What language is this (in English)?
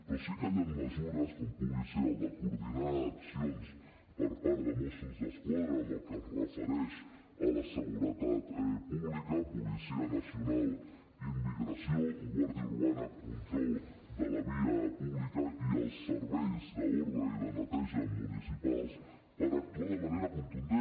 Catalan